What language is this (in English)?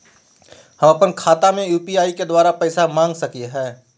Magahi